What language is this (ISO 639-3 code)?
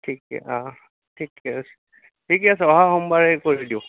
asm